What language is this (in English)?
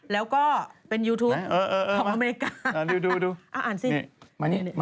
Thai